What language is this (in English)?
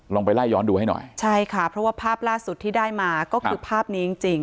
Thai